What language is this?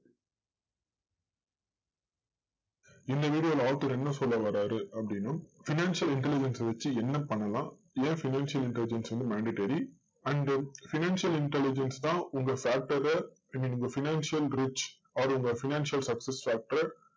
Tamil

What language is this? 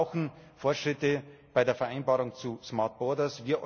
German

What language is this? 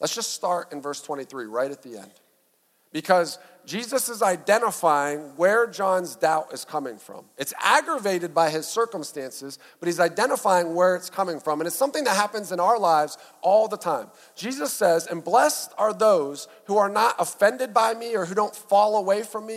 English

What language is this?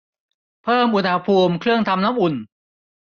Thai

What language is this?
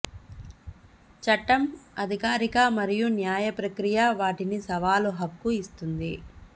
Telugu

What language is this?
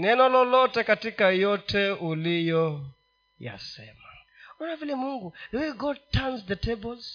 Swahili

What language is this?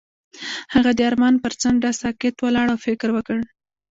Pashto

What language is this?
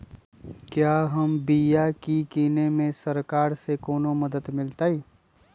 Magahi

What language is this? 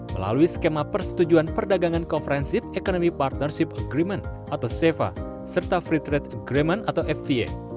Indonesian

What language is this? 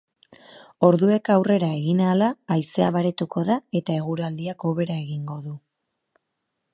Basque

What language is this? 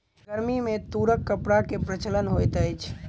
Maithili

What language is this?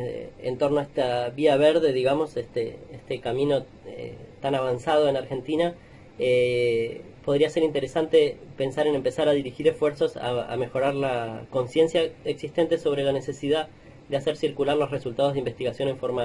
Spanish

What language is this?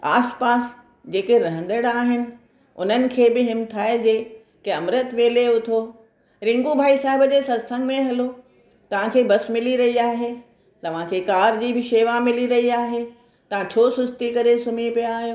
Sindhi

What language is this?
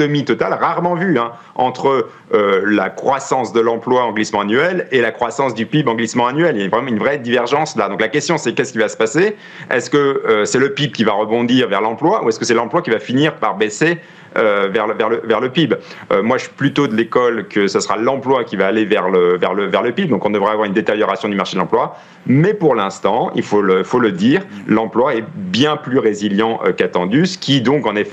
French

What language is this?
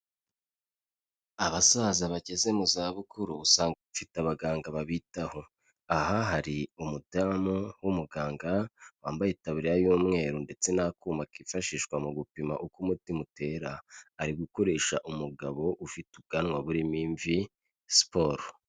Kinyarwanda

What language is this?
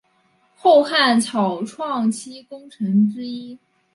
Chinese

